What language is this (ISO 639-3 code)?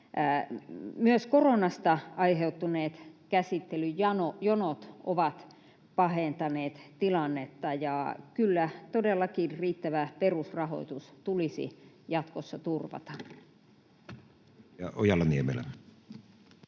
fin